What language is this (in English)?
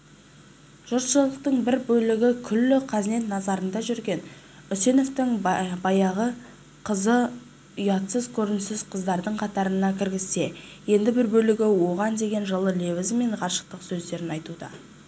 Kazakh